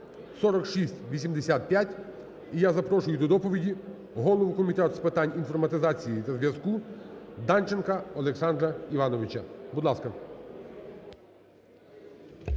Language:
Ukrainian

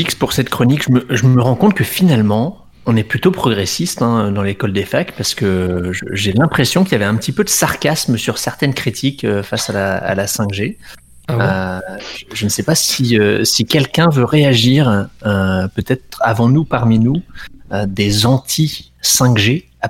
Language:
French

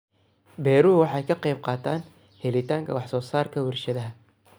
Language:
Somali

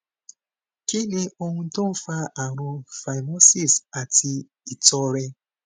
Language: Yoruba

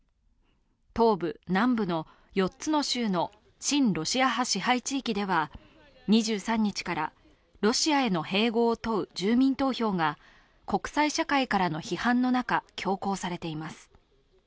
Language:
Japanese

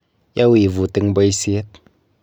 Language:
Kalenjin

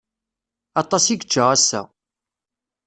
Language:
Kabyle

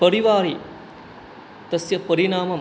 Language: Sanskrit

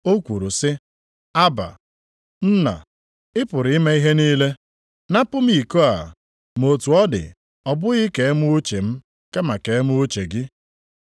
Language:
Igbo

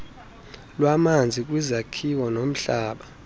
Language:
Xhosa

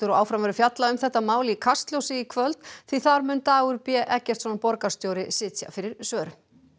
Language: Icelandic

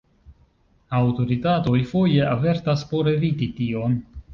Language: Esperanto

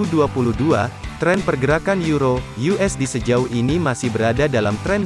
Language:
Indonesian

